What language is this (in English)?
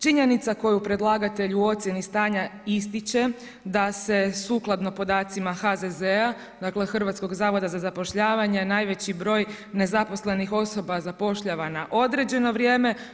Croatian